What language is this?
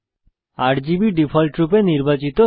Bangla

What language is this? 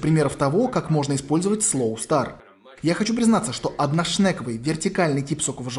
Russian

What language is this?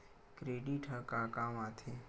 Chhattisgarhi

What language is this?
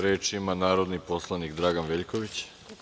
Serbian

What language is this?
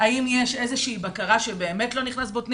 Hebrew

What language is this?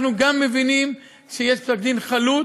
Hebrew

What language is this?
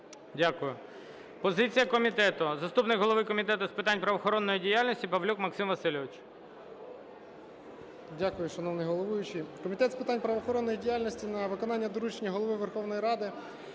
Ukrainian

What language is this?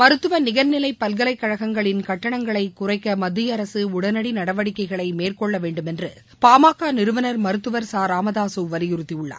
Tamil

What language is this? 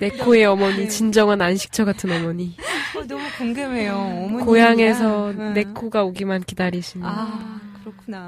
Korean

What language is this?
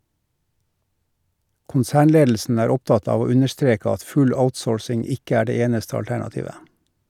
Norwegian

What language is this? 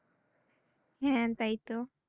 Bangla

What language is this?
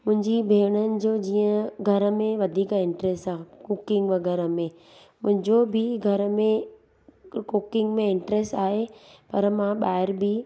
Sindhi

